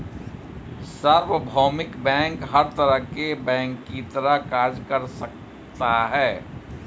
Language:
Hindi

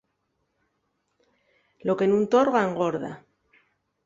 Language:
Asturian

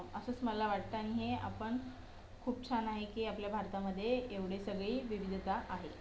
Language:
Marathi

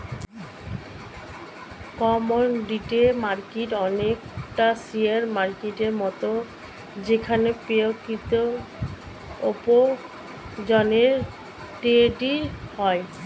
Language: Bangla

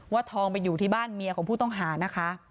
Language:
Thai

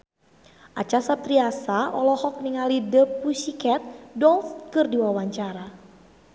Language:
Sundanese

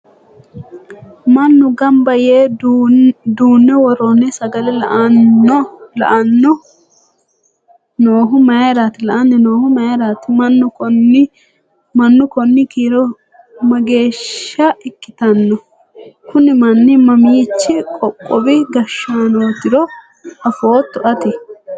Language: Sidamo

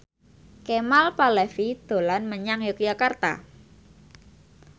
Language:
Javanese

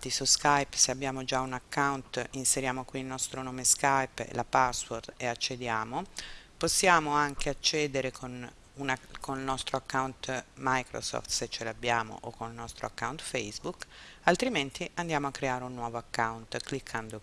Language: Italian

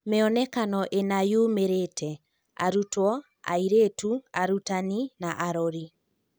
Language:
Kikuyu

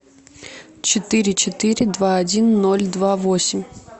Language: Russian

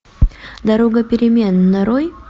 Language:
Russian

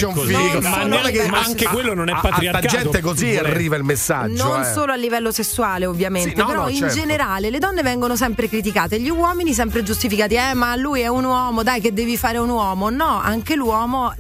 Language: Italian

